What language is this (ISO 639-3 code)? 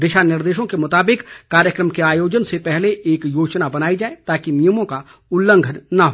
hin